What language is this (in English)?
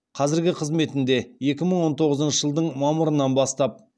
Kazakh